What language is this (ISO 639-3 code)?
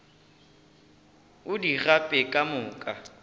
nso